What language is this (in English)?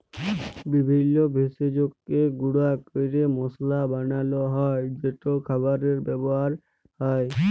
Bangla